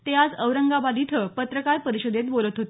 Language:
Marathi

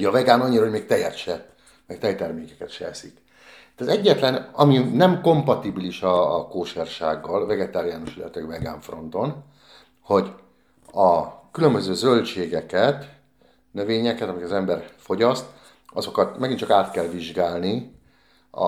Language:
Hungarian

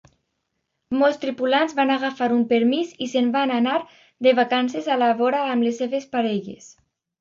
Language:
Catalan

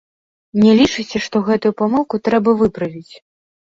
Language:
Belarusian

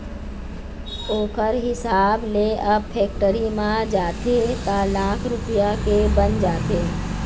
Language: Chhattisgarhi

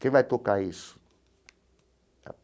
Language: Portuguese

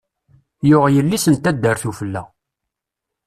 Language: Kabyle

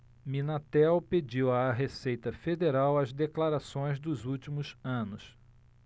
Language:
Portuguese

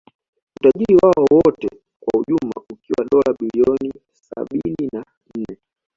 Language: Swahili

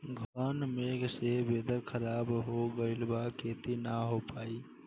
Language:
Bhojpuri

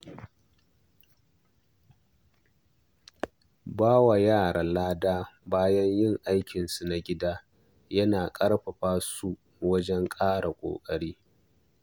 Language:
Hausa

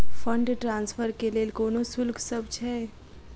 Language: Maithili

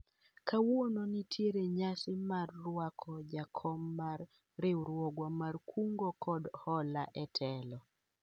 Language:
Luo (Kenya and Tanzania)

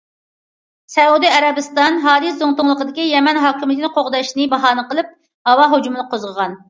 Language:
Uyghur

